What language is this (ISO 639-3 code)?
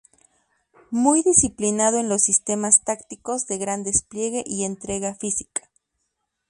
spa